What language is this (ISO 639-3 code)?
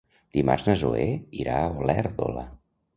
cat